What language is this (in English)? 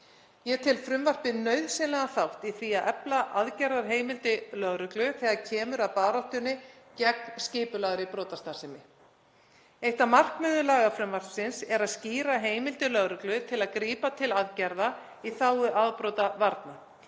Icelandic